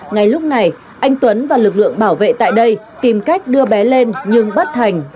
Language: Vietnamese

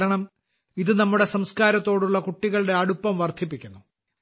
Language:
Malayalam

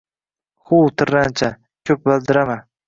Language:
Uzbek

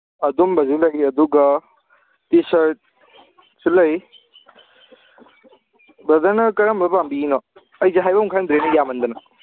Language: Manipuri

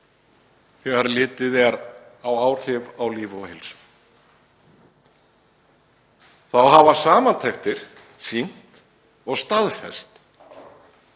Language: Icelandic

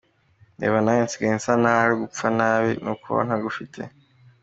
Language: Kinyarwanda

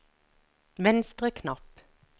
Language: Norwegian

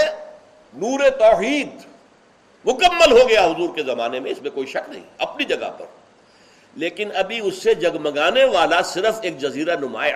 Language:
Urdu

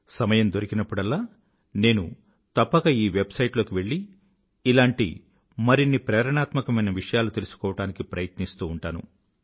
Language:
Telugu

